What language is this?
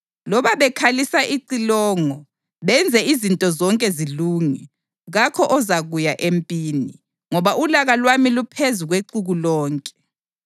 North Ndebele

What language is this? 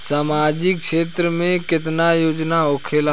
Bhojpuri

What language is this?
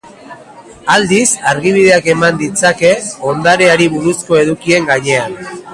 Basque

